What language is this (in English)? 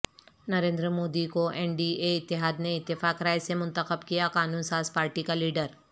Urdu